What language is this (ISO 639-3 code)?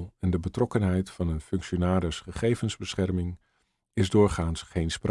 nld